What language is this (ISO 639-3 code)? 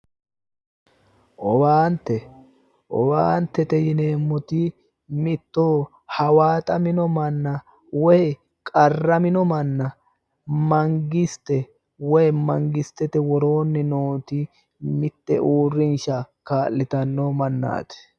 sid